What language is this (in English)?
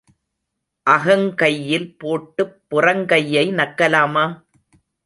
Tamil